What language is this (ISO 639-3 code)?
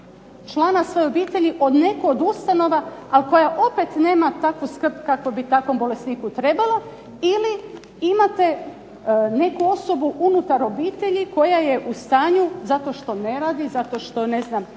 hrv